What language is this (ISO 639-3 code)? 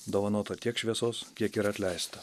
lit